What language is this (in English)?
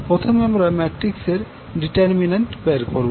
Bangla